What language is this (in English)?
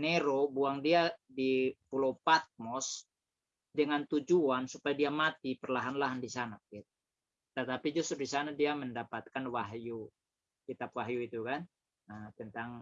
Indonesian